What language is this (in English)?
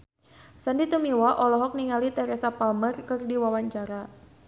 Sundanese